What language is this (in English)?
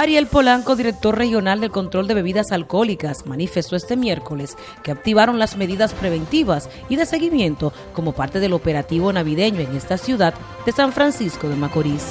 Spanish